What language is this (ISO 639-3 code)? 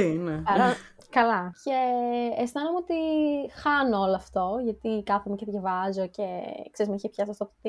ell